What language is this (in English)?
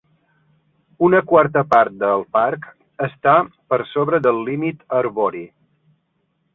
Catalan